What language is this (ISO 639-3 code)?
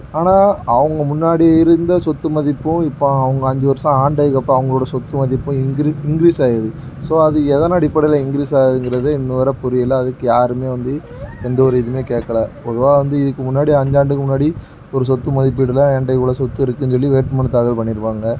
tam